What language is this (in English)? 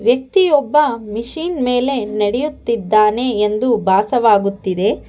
Kannada